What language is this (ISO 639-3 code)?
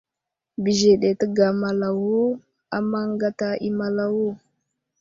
udl